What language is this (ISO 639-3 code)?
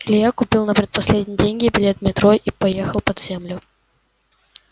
rus